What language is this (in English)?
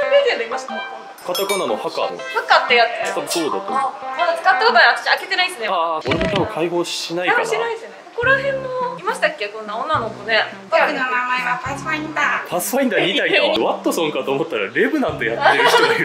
Japanese